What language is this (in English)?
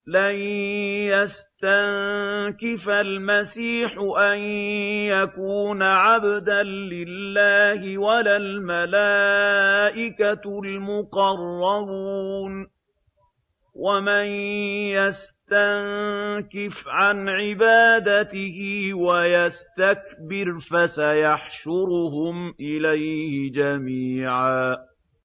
Arabic